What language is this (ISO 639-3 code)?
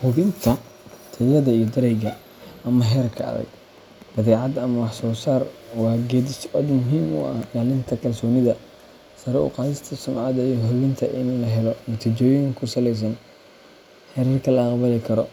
som